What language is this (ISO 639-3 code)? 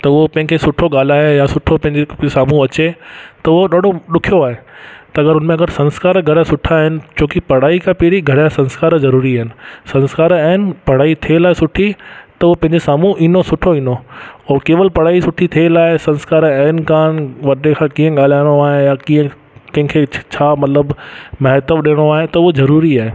snd